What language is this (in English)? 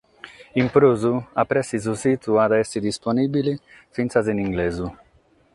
Sardinian